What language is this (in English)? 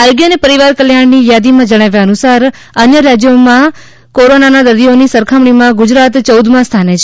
Gujarati